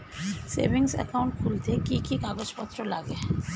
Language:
Bangla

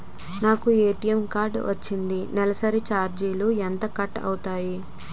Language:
Telugu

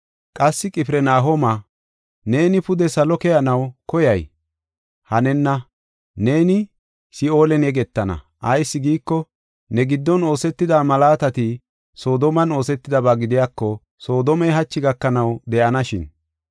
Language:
Gofa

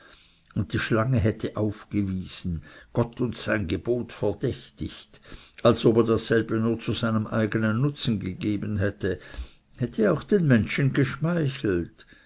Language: German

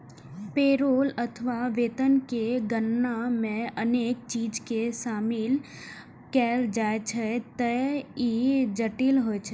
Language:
Maithili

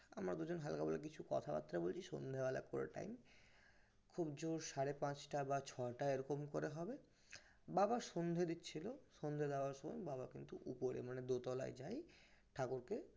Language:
Bangla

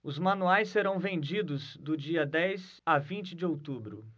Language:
Portuguese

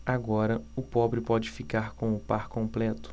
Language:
Portuguese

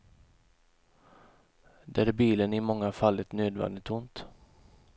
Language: Swedish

